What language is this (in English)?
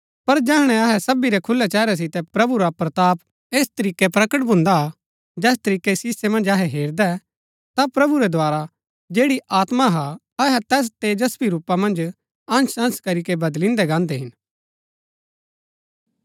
Gaddi